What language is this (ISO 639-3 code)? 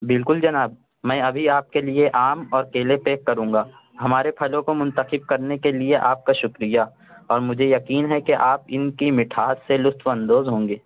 urd